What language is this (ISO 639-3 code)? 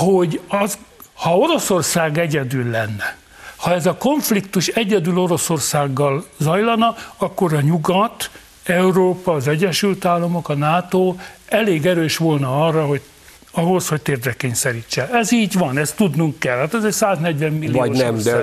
hun